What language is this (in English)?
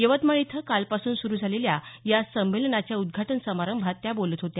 Marathi